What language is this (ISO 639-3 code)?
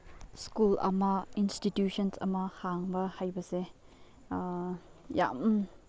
mni